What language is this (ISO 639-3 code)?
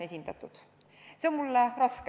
est